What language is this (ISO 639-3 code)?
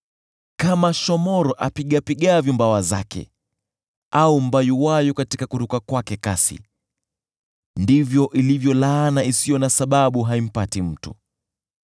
swa